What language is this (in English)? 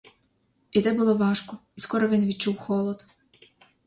Ukrainian